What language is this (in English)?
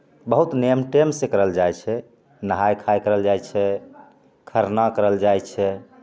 Maithili